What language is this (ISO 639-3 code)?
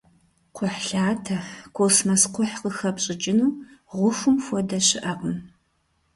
kbd